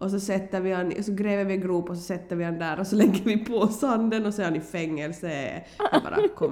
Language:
Swedish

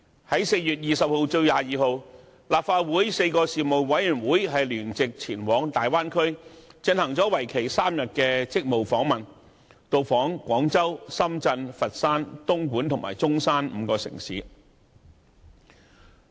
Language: Cantonese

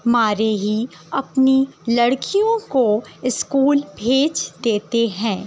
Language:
Urdu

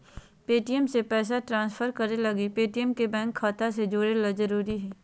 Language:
Magahi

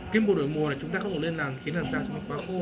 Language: Vietnamese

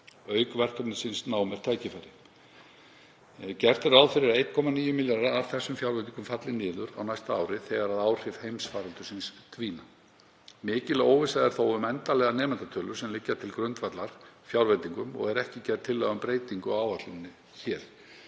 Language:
Icelandic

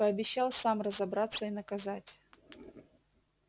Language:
Russian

